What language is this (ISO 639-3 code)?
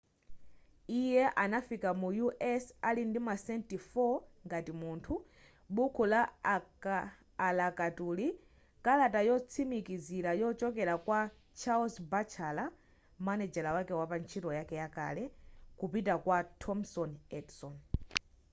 nya